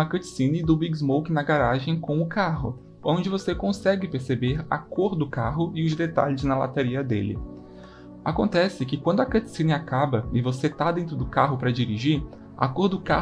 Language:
Portuguese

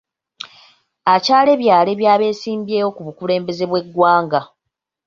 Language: Ganda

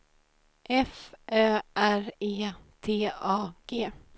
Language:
Swedish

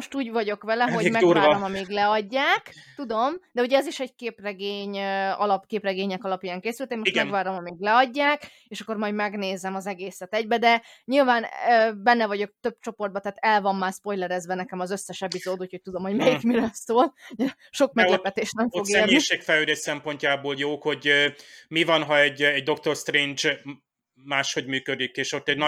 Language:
Hungarian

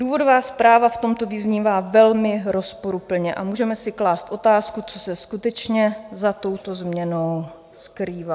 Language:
Czech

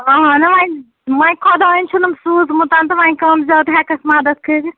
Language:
Kashmiri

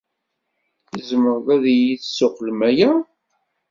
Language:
Kabyle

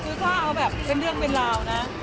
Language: Thai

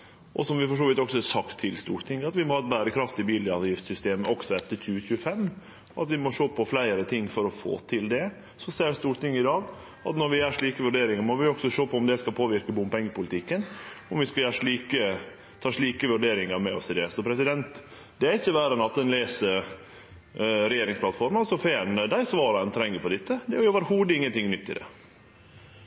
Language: Norwegian Nynorsk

